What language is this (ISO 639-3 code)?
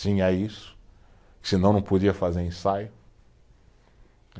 por